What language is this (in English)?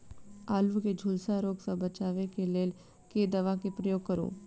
Maithili